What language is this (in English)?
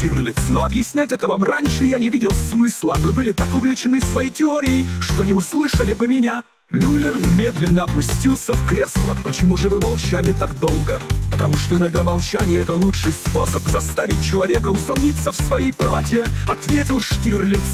Russian